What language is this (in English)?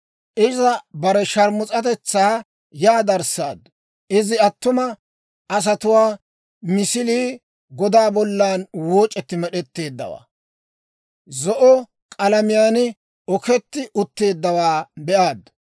Dawro